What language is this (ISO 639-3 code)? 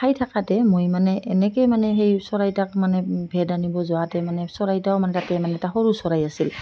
asm